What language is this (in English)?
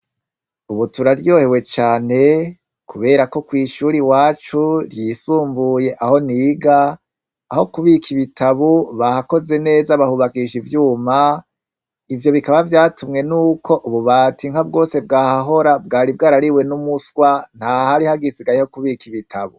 Rundi